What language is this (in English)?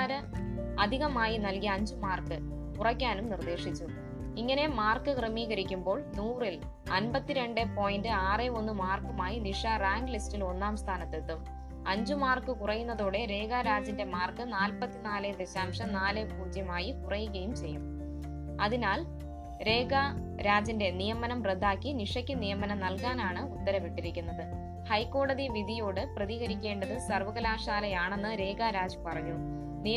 Malayalam